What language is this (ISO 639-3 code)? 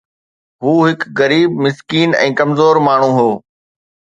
snd